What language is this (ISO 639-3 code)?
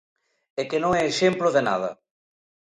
glg